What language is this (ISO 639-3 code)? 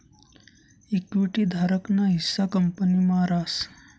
mar